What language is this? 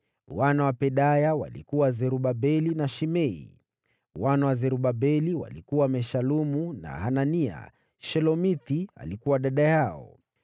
Swahili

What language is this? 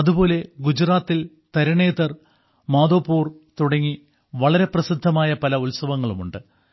Malayalam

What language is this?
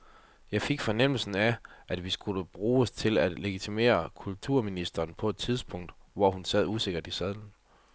Danish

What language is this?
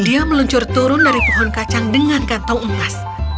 Indonesian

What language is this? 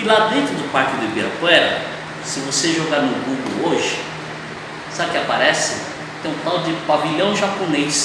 Portuguese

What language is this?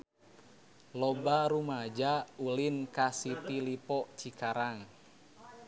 Sundanese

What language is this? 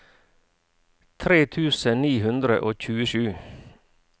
Norwegian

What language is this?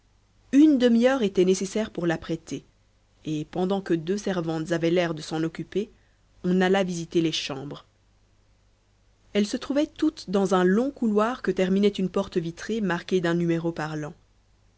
French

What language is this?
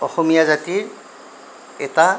Assamese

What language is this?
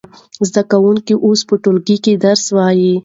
Pashto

